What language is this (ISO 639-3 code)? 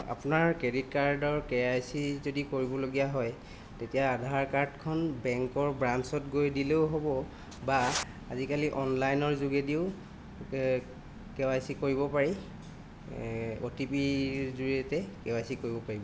asm